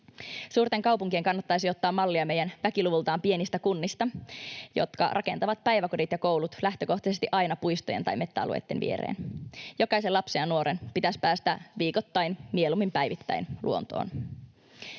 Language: Finnish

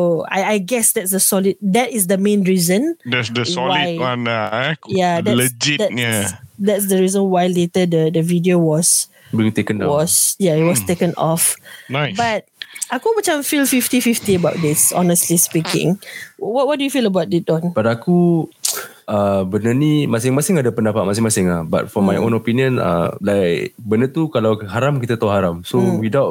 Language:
Malay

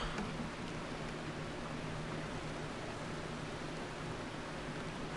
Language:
English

